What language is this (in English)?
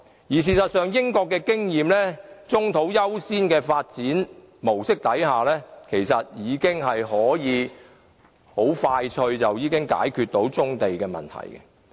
Cantonese